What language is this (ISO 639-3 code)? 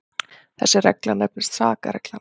isl